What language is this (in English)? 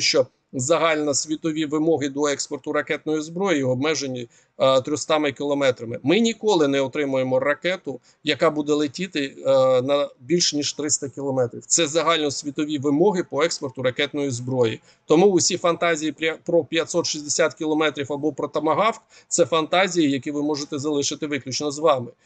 Ukrainian